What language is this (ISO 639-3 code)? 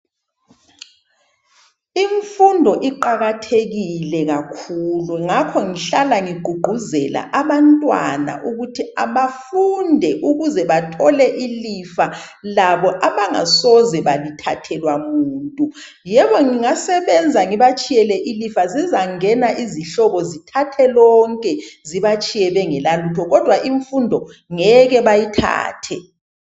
nde